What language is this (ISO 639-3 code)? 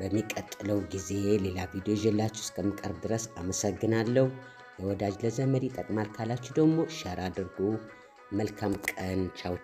ara